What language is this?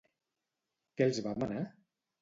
Catalan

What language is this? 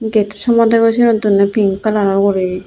Chakma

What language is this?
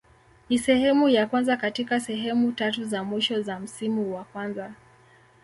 Swahili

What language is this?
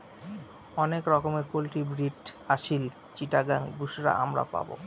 Bangla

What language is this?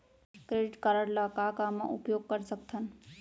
Chhattisgarhi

